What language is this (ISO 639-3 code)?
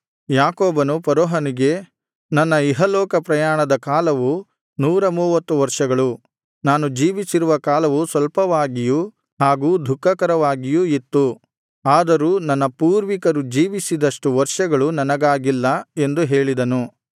kan